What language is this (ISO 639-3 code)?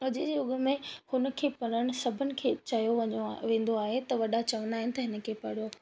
snd